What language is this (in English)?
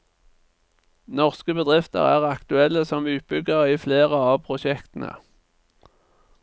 Norwegian